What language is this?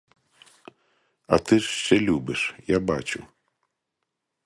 Ukrainian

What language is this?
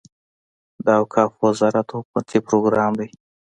Pashto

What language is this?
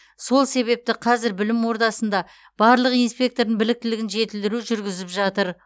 Kazakh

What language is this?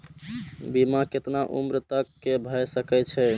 Maithili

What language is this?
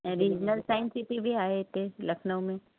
Sindhi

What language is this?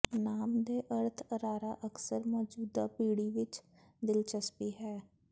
Punjabi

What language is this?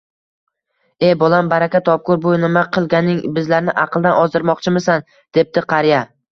Uzbek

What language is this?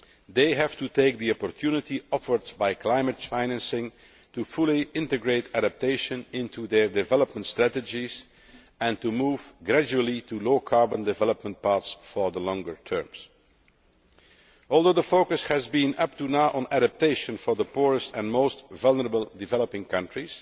English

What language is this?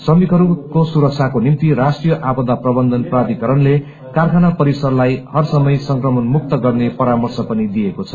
Nepali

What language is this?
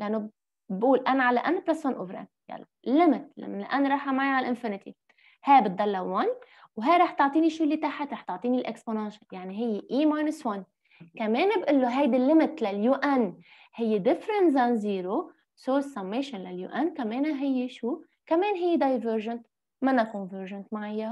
Arabic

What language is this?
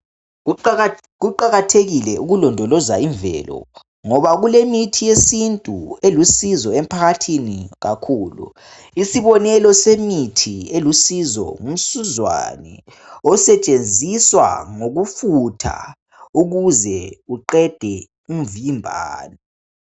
North Ndebele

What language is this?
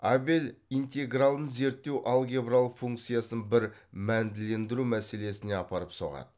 Kazakh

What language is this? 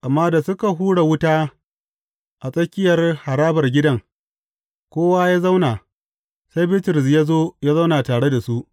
Hausa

